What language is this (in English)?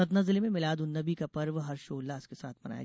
Hindi